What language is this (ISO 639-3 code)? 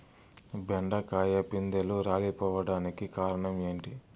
tel